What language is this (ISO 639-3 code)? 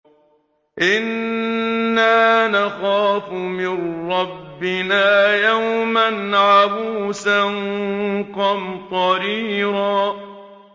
ara